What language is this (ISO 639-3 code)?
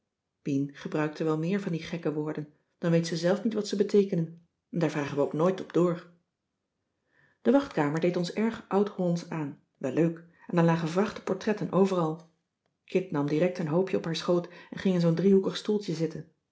nld